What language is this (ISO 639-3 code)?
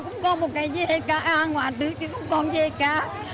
vie